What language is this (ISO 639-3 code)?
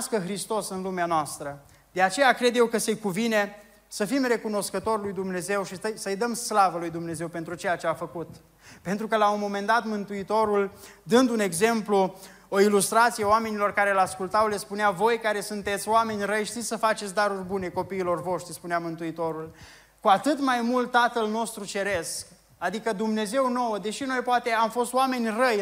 ron